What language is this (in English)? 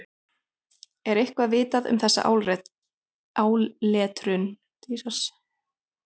Icelandic